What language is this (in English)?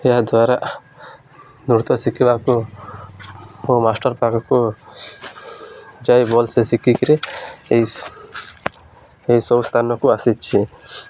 Odia